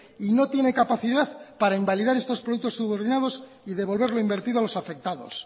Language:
Spanish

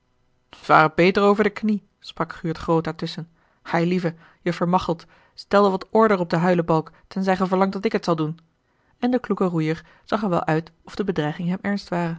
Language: Dutch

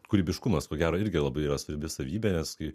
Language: Lithuanian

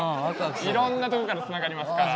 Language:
Japanese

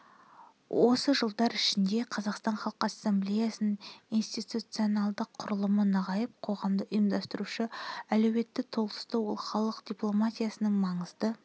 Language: Kazakh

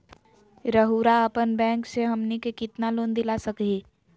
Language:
Magahi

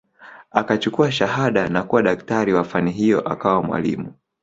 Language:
Swahili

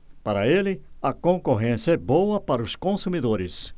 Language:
Portuguese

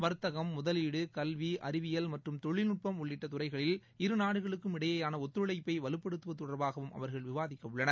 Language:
Tamil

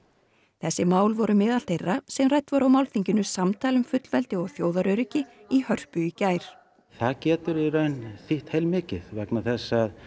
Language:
Icelandic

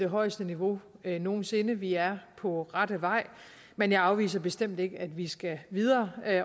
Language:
Danish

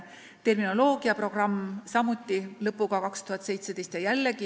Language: Estonian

